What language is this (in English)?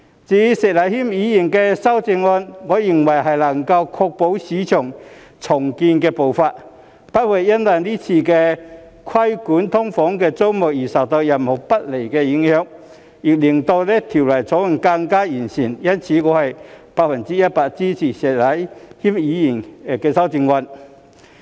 Cantonese